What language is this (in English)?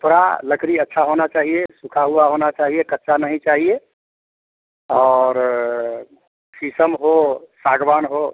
Hindi